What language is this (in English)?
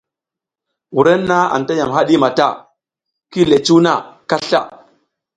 South Giziga